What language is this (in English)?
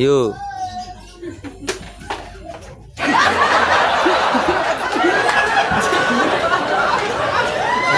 Indonesian